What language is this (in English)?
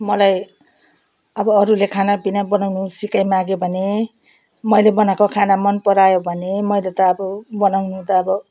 Nepali